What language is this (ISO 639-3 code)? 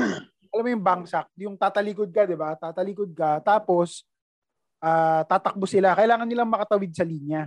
fil